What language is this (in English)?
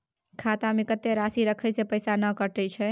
Maithili